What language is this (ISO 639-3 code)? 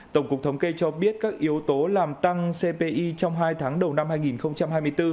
vie